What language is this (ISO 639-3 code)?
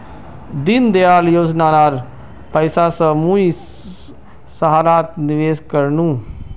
mag